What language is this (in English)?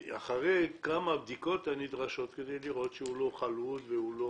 Hebrew